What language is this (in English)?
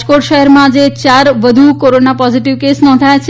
Gujarati